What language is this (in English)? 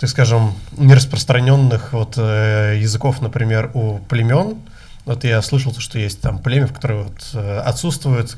Russian